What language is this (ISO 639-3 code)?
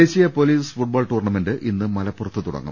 mal